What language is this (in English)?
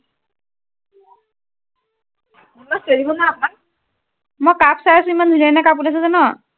Assamese